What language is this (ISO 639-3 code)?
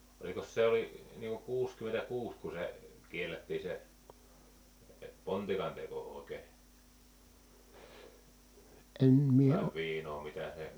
fin